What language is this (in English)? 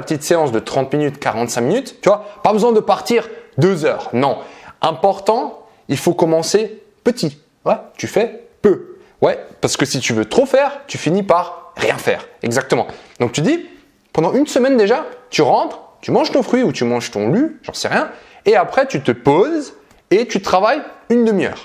French